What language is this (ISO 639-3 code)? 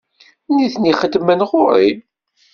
kab